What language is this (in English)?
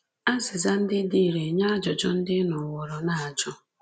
Igbo